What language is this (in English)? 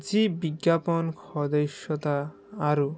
Assamese